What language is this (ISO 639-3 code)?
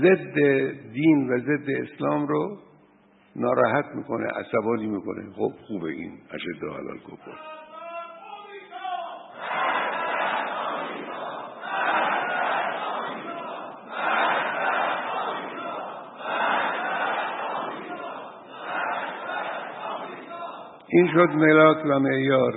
fas